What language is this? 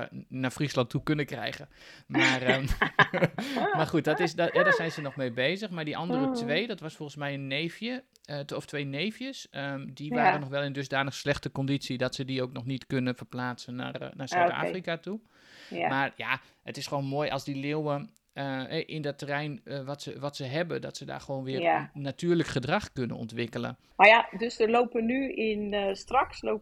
Dutch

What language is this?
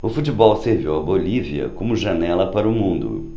Portuguese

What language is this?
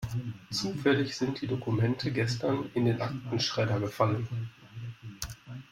German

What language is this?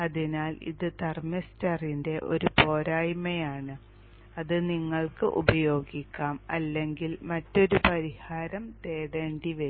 Malayalam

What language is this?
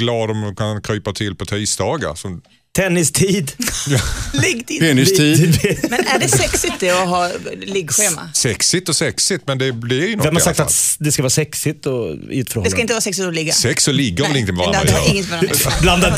Swedish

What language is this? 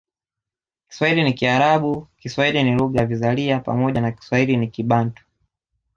Swahili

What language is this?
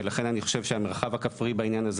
Hebrew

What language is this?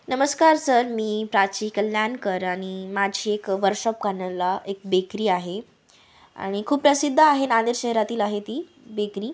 Marathi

